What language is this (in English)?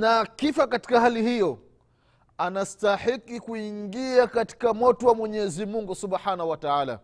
Swahili